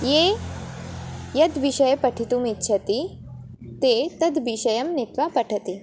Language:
Sanskrit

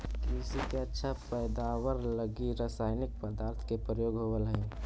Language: Magahi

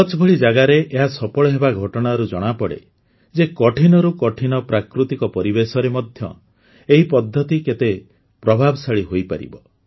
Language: Odia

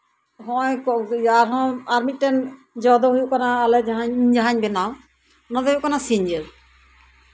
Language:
Santali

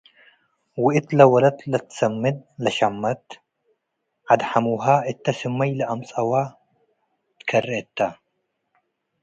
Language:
Tigre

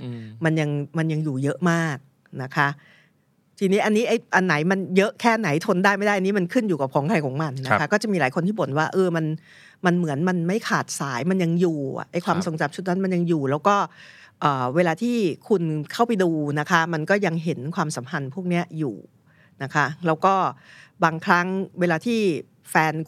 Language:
Thai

